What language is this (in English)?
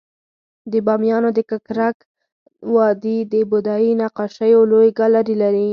Pashto